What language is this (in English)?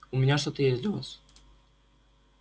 Russian